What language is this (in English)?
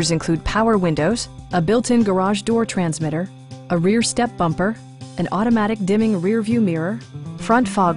English